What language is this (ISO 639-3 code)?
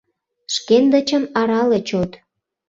chm